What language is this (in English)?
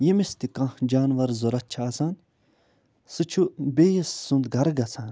Kashmiri